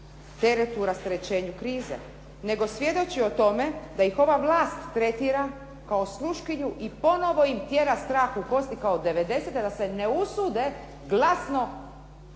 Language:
Croatian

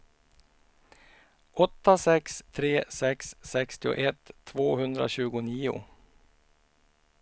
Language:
Swedish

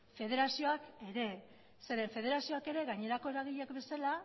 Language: Basque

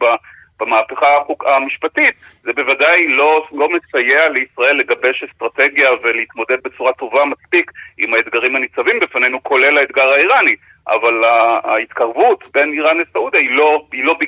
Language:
Hebrew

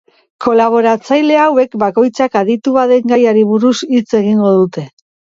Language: Basque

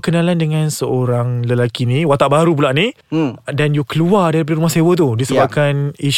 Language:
Malay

